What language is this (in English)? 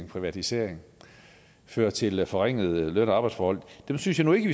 Danish